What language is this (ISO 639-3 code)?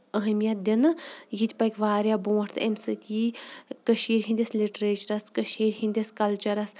kas